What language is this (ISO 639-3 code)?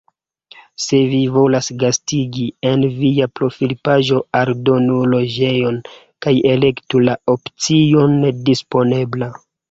epo